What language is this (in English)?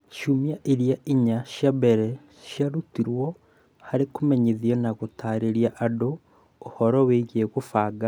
Kikuyu